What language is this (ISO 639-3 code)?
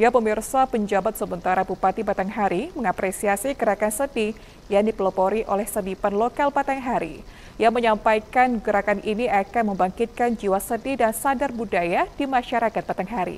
ind